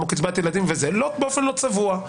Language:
Hebrew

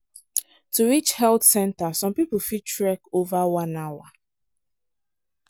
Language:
Nigerian Pidgin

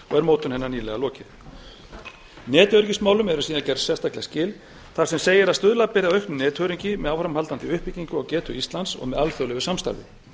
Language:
Icelandic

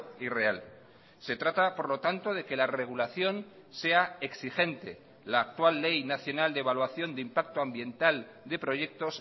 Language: Spanish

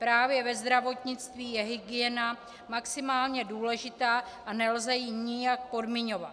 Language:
Czech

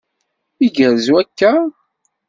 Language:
Kabyle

